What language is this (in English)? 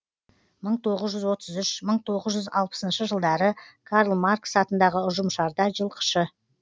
Kazakh